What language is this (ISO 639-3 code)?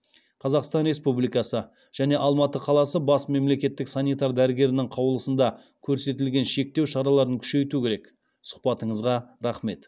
kaz